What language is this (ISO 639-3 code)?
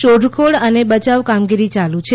guj